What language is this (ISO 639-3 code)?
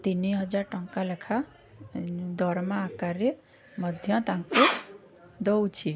ori